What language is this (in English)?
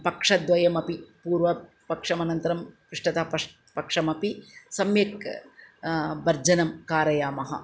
Sanskrit